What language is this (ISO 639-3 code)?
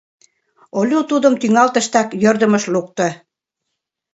chm